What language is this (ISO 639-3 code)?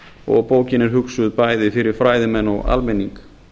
isl